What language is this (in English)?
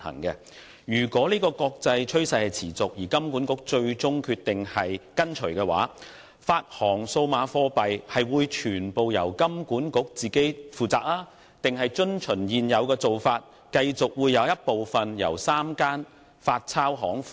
Cantonese